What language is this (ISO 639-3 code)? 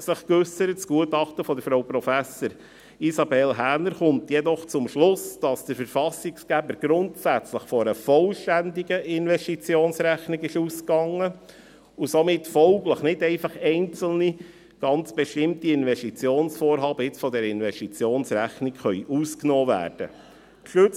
gsw